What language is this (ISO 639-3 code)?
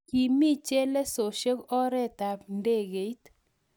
kln